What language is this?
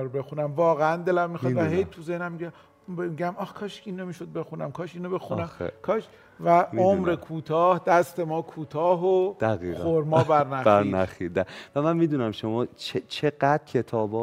Persian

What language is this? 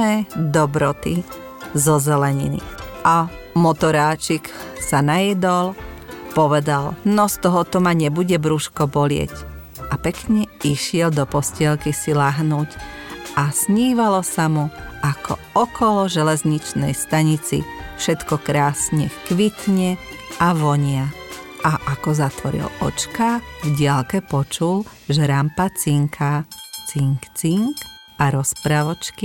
Slovak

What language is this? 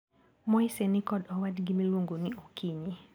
Luo (Kenya and Tanzania)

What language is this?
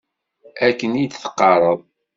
Kabyle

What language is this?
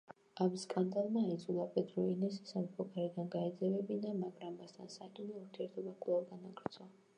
Georgian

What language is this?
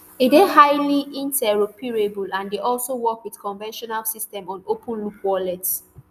Nigerian Pidgin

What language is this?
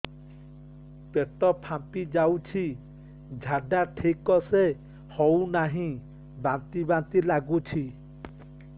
Odia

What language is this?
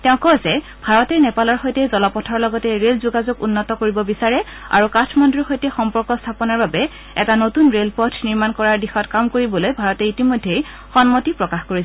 Assamese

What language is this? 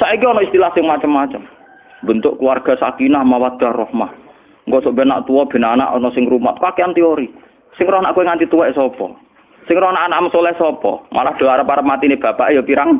Indonesian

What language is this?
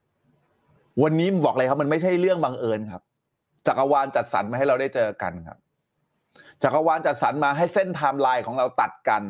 Thai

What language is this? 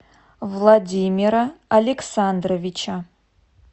Russian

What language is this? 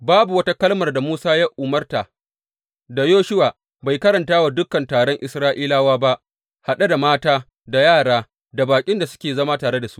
Hausa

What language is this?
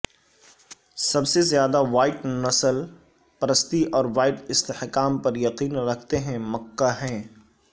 Urdu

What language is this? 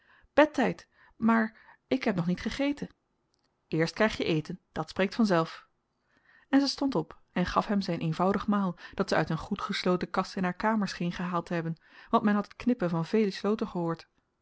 Dutch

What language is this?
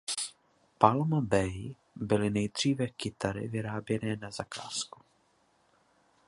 Czech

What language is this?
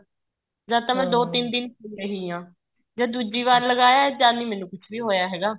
Punjabi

